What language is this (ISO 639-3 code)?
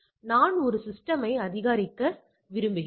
tam